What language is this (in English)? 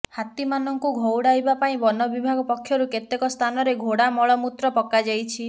Odia